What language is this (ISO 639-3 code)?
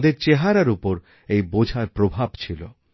ben